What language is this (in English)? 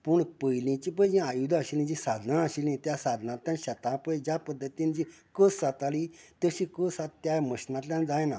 Konkani